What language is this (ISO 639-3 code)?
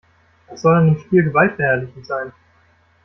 deu